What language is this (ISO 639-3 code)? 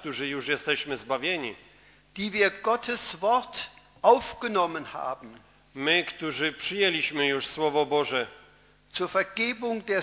pol